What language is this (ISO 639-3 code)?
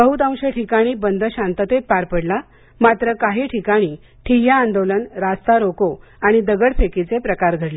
mar